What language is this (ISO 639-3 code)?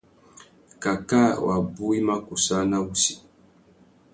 bag